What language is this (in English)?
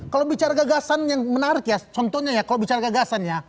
Indonesian